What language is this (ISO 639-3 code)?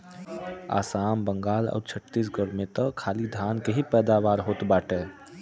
bho